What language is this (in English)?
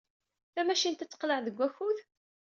Kabyle